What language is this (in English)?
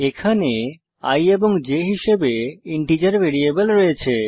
Bangla